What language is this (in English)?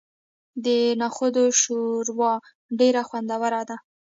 Pashto